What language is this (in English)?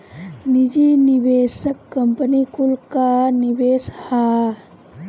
Bhojpuri